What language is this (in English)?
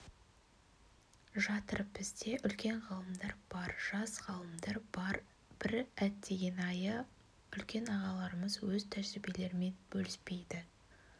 Kazakh